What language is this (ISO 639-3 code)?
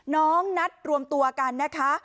tha